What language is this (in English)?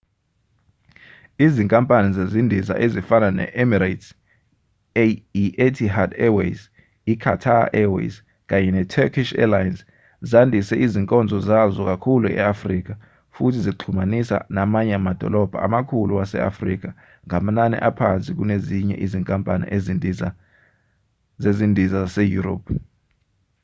Zulu